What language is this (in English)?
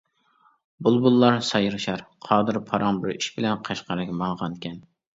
Uyghur